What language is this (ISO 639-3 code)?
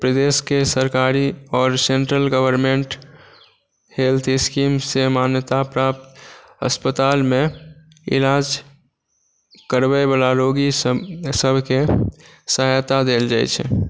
mai